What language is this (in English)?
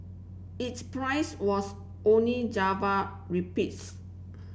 English